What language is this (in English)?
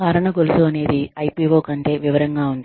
Telugu